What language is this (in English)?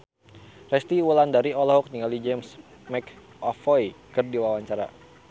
Sundanese